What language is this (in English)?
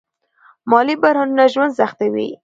Pashto